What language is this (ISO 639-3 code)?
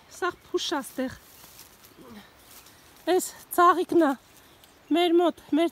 ron